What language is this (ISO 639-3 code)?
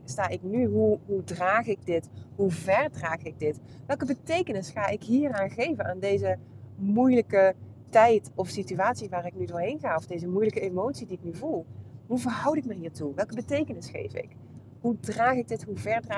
nld